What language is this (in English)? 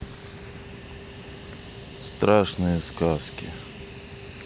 Russian